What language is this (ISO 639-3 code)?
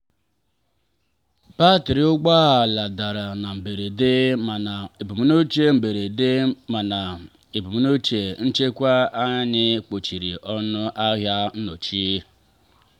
ibo